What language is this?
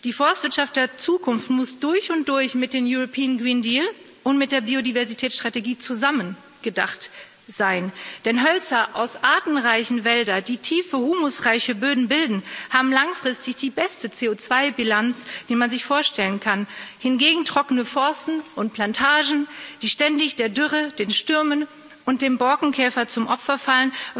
German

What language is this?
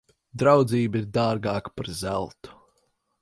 Latvian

